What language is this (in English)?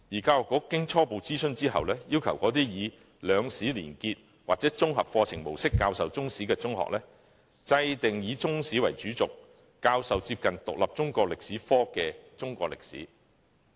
Cantonese